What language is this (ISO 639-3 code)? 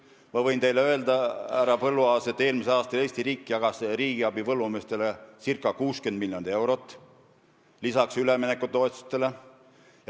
est